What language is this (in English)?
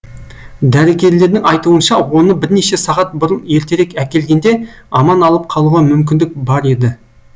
Kazakh